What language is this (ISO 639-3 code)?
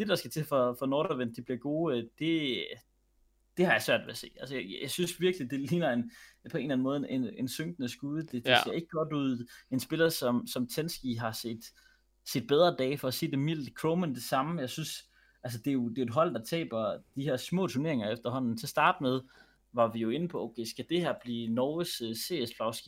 dan